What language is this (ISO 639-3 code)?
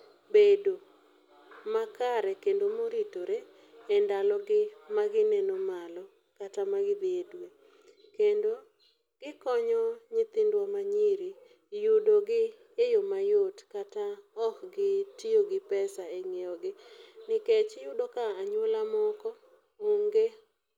luo